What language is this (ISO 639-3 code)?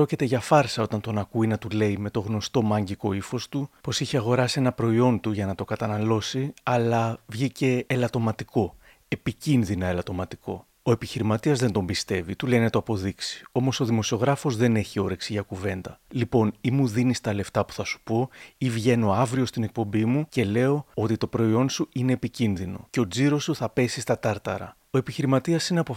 ell